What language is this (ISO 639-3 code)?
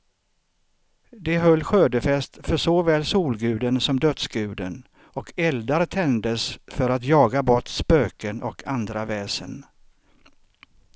swe